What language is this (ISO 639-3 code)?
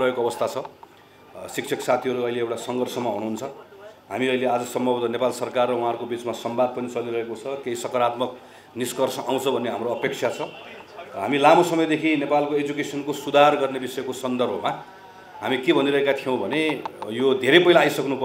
ron